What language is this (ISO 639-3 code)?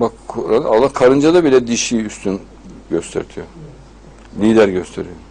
tur